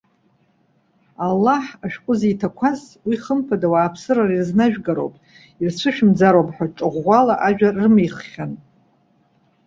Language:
Abkhazian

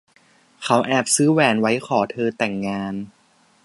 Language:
Thai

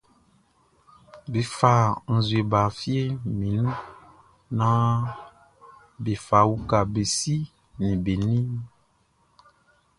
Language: Baoulé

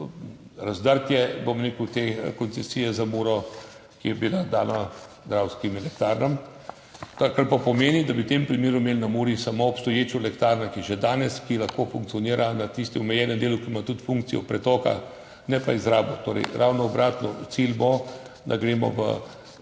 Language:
Slovenian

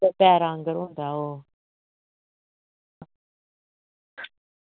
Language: Dogri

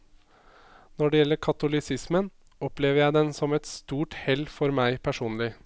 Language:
Norwegian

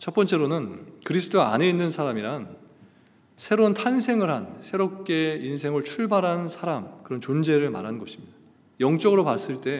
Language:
Korean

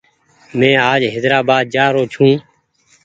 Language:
Goaria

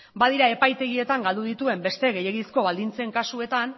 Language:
Basque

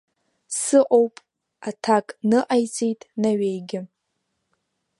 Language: Abkhazian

